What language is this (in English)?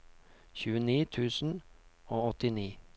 Norwegian